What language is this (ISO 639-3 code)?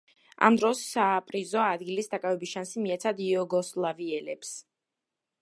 kat